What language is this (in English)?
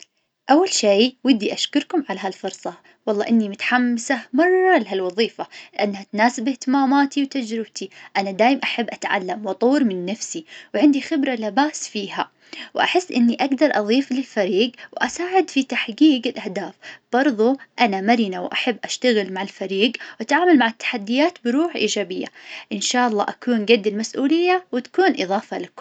Najdi Arabic